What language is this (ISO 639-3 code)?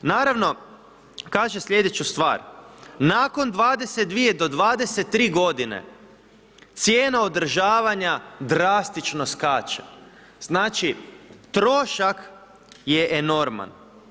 hrv